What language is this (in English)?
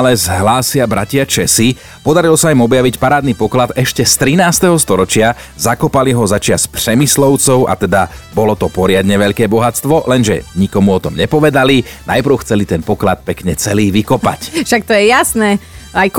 Slovak